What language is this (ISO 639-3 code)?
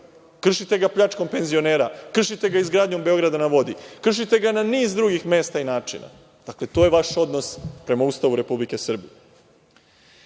srp